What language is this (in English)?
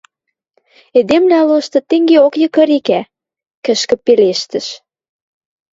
Western Mari